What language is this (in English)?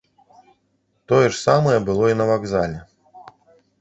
Belarusian